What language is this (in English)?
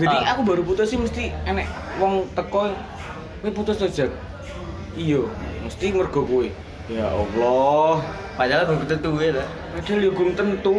Indonesian